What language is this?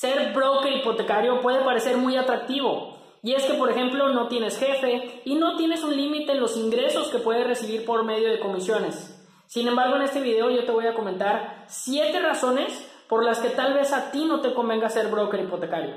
Spanish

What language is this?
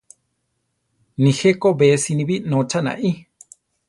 Central Tarahumara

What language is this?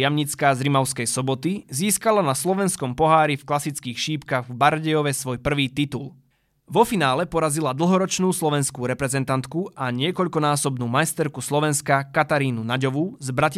Slovak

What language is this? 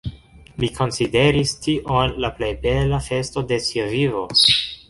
Esperanto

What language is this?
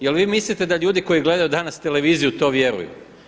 Croatian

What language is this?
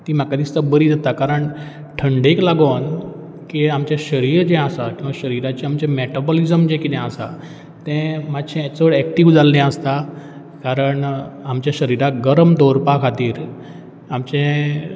Konkani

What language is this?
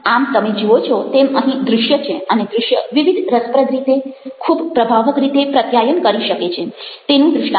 Gujarati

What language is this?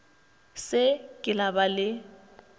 Northern Sotho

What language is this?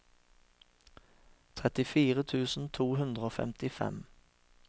Norwegian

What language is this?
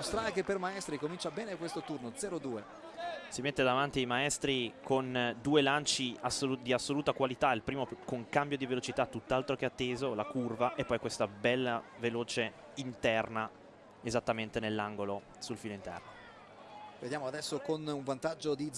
Italian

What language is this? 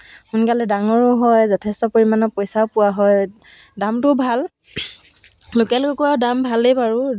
Assamese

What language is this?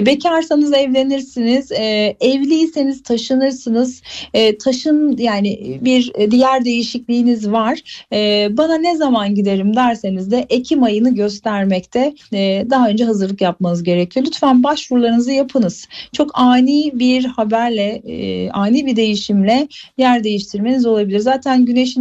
Turkish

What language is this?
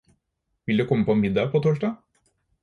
Norwegian Bokmål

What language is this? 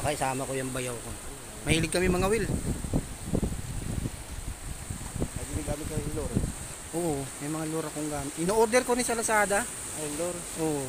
Filipino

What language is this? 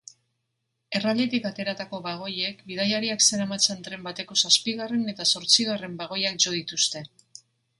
Basque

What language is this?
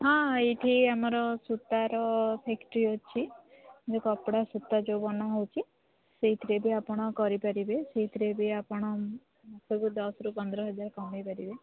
Odia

